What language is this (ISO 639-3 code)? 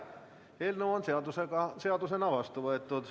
est